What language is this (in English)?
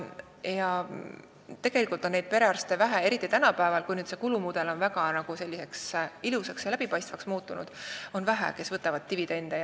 Estonian